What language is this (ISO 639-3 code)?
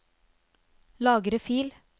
nor